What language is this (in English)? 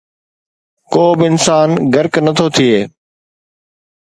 Sindhi